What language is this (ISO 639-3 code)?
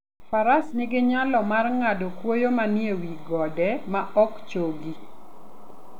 luo